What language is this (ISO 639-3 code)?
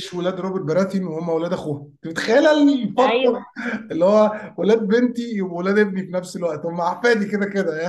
ara